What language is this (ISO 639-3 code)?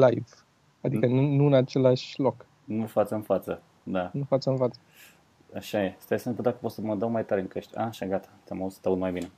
ron